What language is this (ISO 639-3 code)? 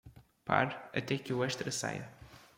por